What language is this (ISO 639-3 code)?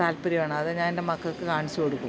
mal